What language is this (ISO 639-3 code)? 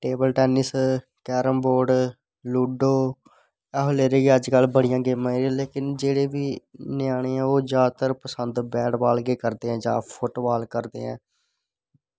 doi